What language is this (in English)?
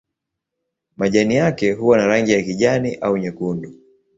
Swahili